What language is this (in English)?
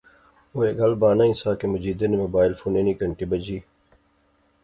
Pahari-Potwari